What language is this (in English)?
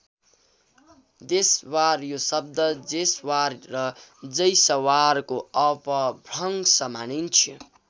Nepali